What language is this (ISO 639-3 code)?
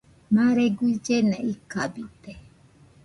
hux